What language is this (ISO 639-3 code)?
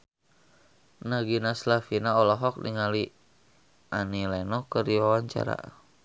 sun